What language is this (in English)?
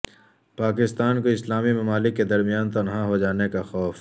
Urdu